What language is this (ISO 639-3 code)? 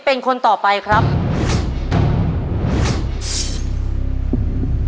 tha